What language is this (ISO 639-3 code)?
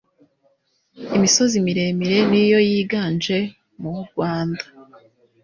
kin